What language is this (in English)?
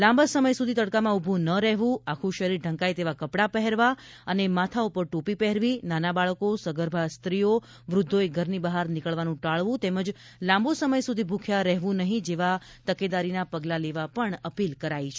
Gujarati